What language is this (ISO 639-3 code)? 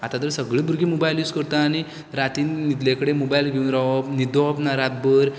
kok